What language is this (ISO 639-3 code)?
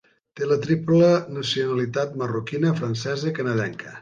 cat